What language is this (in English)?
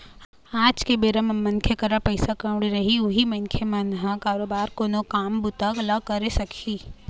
Chhattisgarhi